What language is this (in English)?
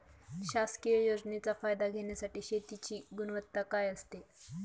Marathi